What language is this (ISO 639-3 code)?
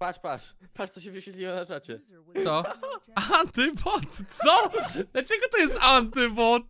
pol